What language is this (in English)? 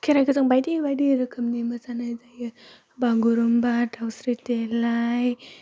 Bodo